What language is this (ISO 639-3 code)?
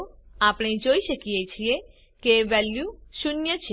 guj